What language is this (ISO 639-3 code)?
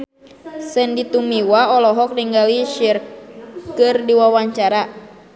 sun